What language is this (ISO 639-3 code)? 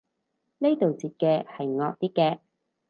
yue